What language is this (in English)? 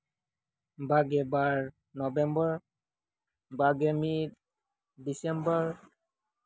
Santali